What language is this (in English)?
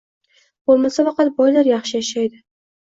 Uzbek